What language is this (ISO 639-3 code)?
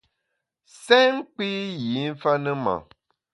bax